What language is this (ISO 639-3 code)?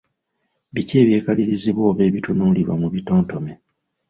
lug